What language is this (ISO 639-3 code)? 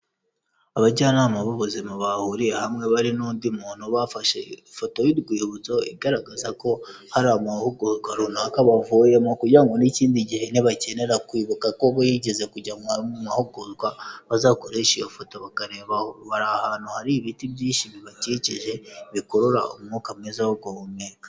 kin